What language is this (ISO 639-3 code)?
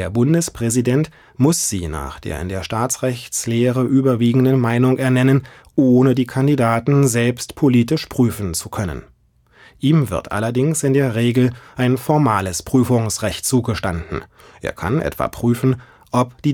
deu